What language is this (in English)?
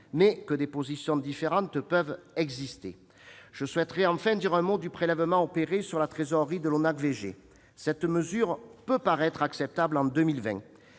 French